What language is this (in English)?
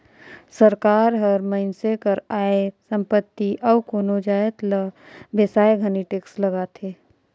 Chhattisgarhi